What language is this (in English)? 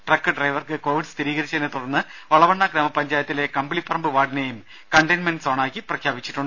Malayalam